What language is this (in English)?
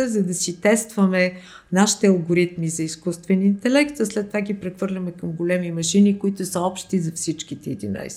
Bulgarian